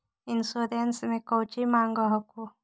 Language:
Magahi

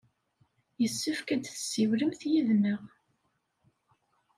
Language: Kabyle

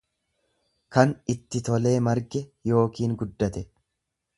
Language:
Oromo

